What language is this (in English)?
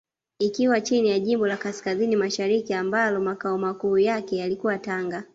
Swahili